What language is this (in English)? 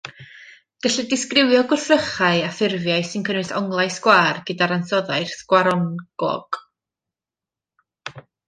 Welsh